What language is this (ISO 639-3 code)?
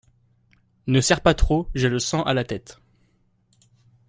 fra